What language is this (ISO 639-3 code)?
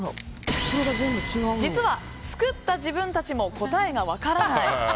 jpn